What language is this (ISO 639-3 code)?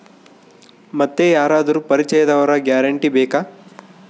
kan